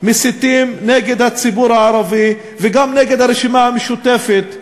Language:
Hebrew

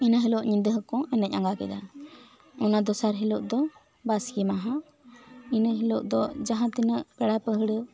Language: Santali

